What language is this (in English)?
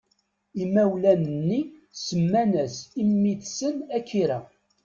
Kabyle